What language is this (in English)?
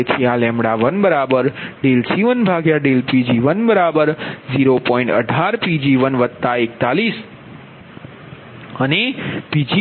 Gujarati